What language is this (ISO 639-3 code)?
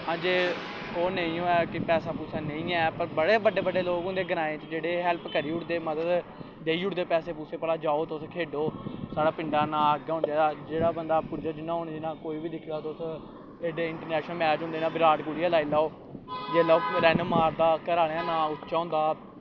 doi